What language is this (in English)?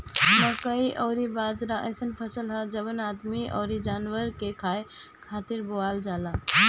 Bhojpuri